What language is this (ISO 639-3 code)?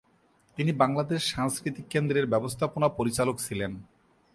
ben